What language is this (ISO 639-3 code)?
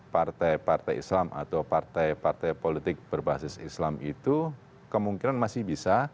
ind